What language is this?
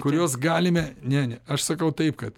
Lithuanian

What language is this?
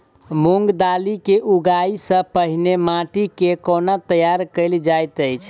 Maithili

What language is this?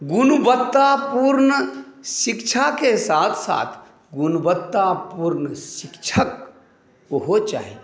Maithili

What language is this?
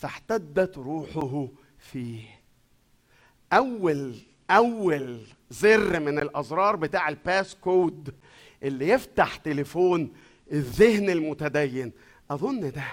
Arabic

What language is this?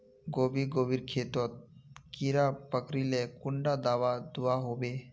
Magahi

